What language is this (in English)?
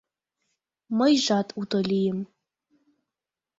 Mari